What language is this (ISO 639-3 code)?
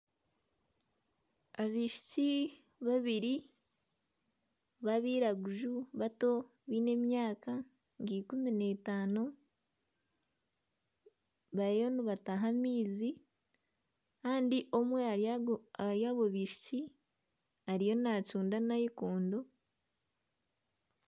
nyn